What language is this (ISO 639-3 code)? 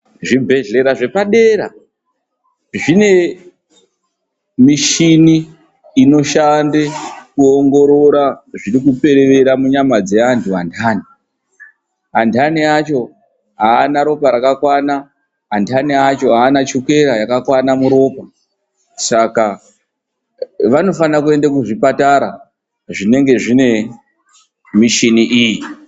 ndc